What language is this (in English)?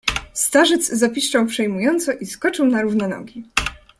Polish